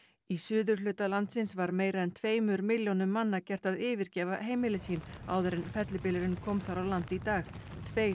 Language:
Icelandic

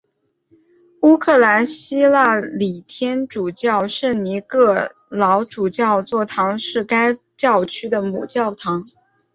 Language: Chinese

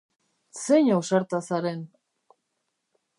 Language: Basque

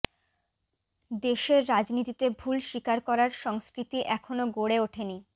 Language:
Bangla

